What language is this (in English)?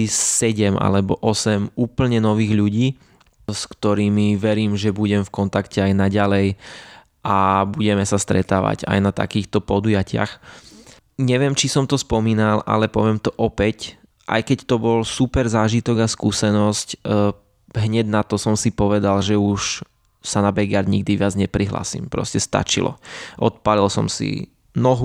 Slovak